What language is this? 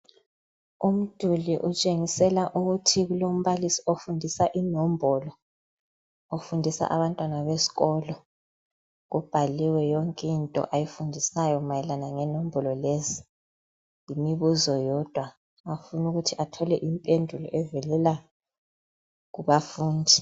North Ndebele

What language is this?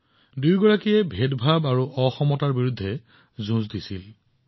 Assamese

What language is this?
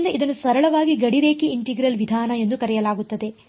Kannada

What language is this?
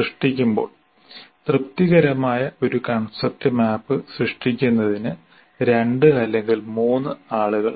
Malayalam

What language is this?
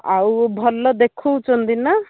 Odia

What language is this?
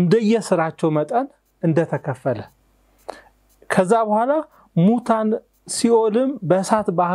Arabic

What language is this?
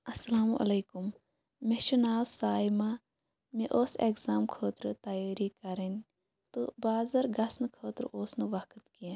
Kashmiri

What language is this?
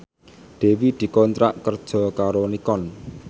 Javanese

